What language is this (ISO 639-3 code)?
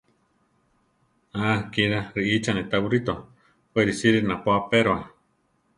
tar